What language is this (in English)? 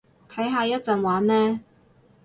Cantonese